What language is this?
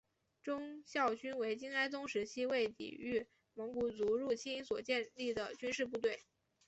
Chinese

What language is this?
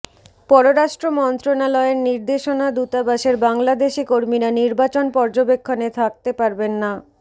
Bangla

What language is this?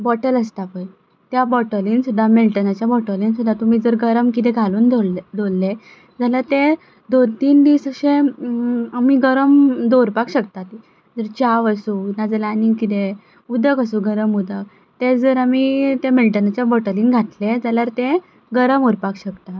Konkani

